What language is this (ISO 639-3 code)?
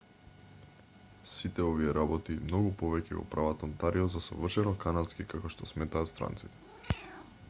mkd